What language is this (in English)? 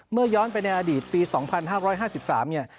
Thai